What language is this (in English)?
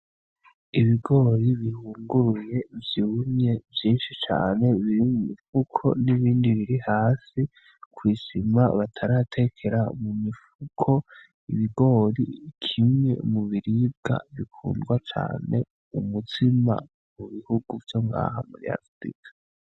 Rundi